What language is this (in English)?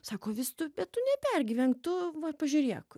Lithuanian